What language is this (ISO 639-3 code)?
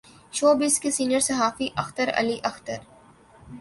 urd